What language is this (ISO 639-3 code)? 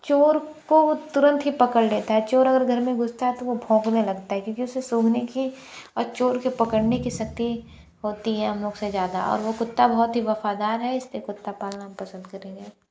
hin